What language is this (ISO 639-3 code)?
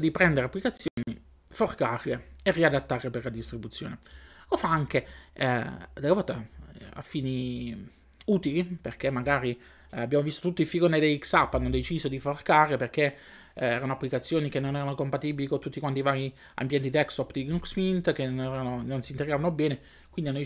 ita